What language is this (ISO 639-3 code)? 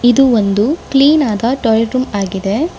kan